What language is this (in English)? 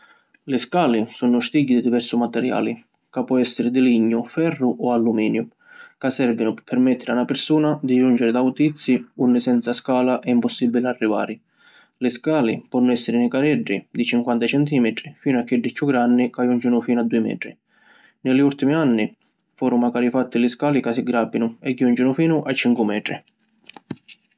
Sicilian